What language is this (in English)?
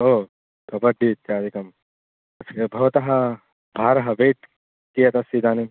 Sanskrit